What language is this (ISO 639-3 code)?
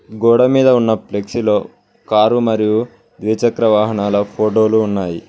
tel